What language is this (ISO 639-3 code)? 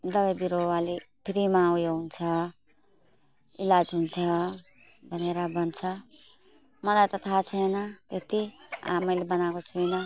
nep